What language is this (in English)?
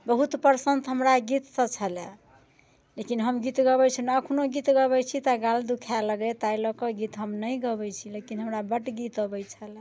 Maithili